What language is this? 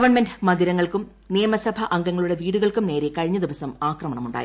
Malayalam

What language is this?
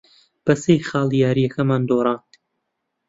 Central Kurdish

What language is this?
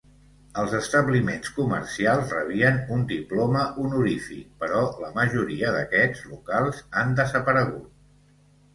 Catalan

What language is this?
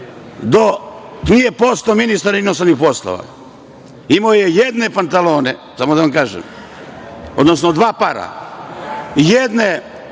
Serbian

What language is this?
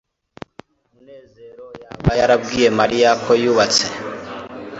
Kinyarwanda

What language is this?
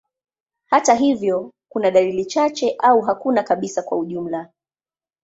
Swahili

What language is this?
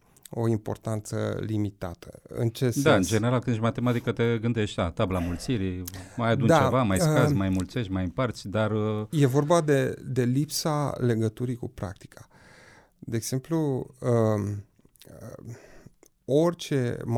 Romanian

